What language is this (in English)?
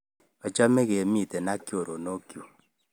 Kalenjin